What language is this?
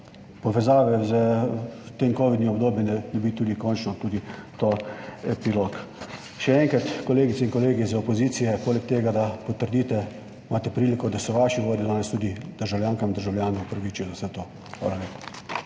Slovenian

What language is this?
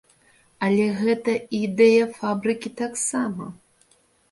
Belarusian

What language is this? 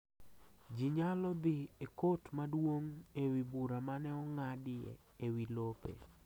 Luo (Kenya and Tanzania)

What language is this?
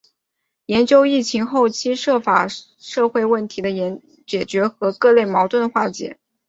Chinese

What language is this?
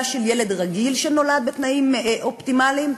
Hebrew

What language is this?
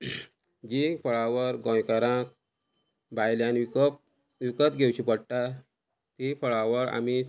Konkani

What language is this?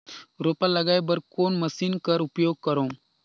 Chhattisgarhi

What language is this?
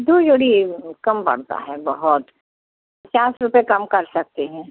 Hindi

